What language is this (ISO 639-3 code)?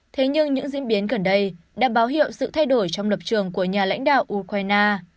vie